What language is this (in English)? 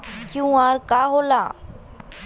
Bhojpuri